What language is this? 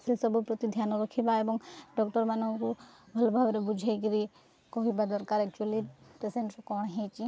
Odia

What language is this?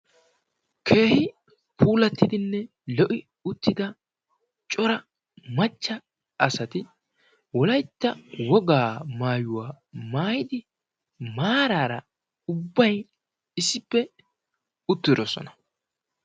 Wolaytta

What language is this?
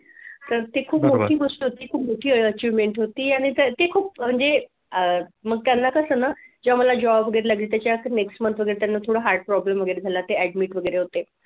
Marathi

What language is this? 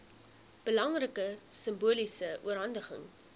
Afrikaans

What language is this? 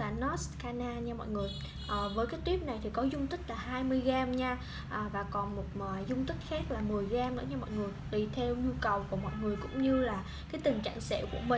Vietnamese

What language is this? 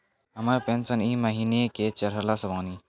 Maithili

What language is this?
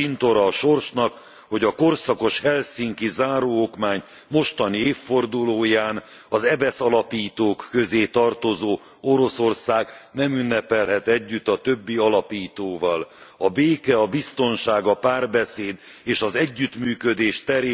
Hungarian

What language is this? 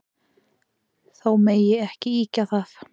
Icelandic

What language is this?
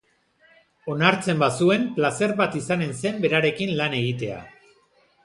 Basque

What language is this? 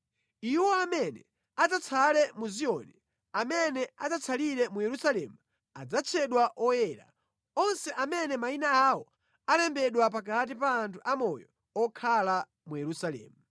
Nyanja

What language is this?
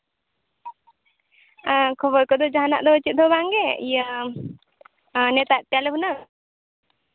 Santali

